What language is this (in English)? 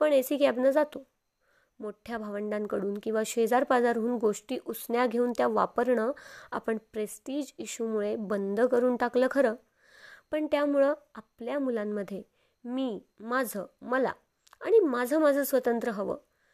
Marathi